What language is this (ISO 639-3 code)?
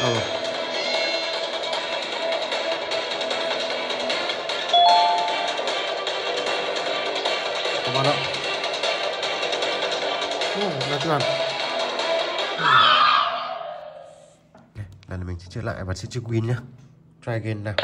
vie